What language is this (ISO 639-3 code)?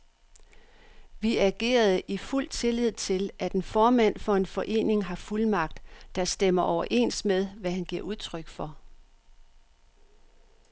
dan